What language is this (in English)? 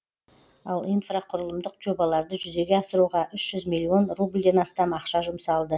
Kazakh